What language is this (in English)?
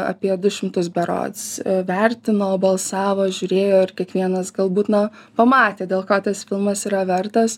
Lithuanian